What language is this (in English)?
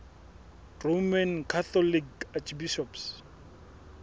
Southern Sotho